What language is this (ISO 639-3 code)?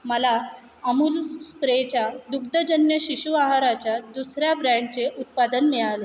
mar